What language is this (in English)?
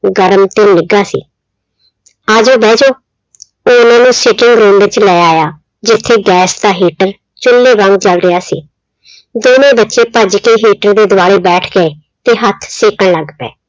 Punjabi